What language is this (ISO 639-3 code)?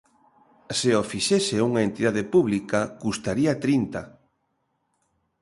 glg